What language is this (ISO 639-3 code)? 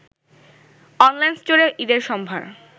ben